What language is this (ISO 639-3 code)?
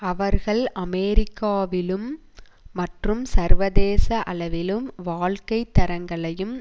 tam